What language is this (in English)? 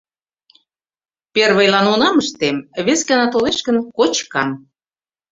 Mari